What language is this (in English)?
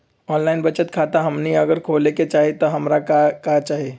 Magahi